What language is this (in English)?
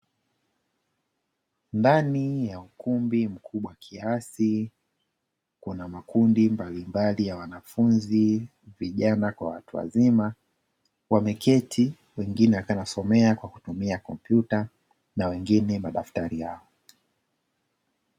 Swahili